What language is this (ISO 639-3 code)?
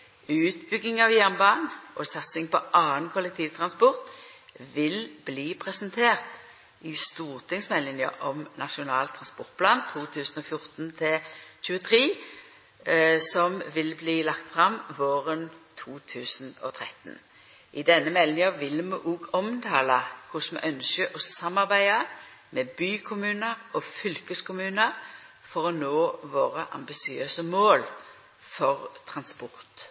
nno